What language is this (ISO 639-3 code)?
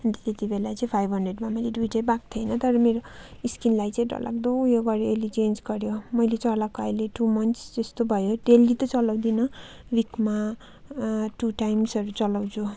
nep